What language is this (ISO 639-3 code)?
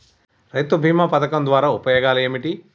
tel